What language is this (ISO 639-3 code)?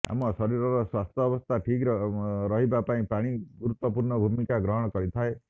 ori